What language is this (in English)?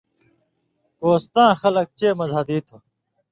Indus Kohistani